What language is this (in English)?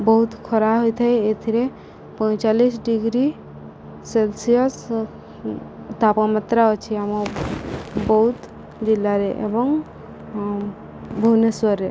Odia